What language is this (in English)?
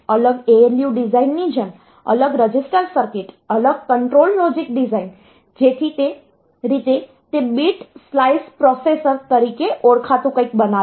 Gujarati